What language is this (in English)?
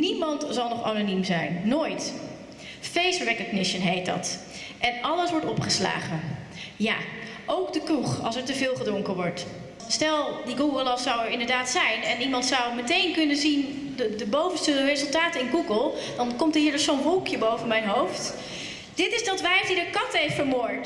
Dutch